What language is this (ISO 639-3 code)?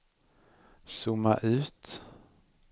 swe